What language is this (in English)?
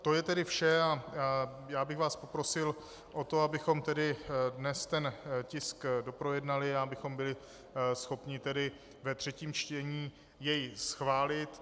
Czech